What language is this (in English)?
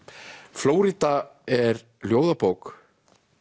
Icelandic